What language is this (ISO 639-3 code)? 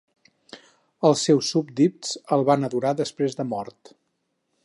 cat